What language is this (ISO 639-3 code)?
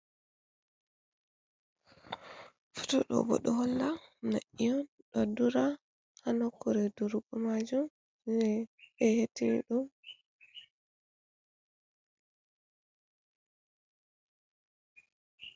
ful